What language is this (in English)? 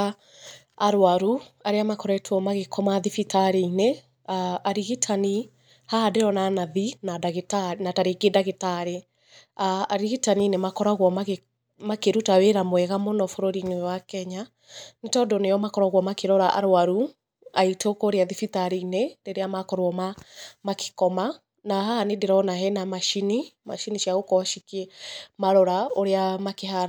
Kikuyu